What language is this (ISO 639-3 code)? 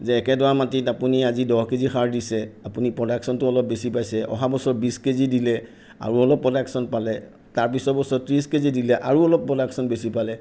asm